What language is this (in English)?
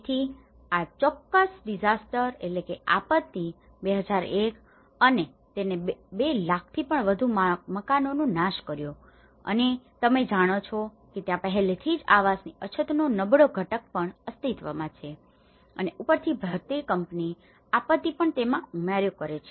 Gujarati